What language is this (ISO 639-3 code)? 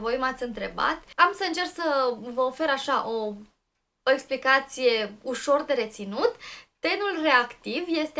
ron